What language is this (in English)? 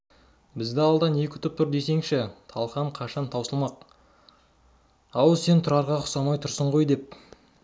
Kazakh